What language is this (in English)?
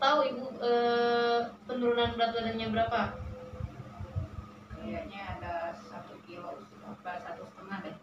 Indonesian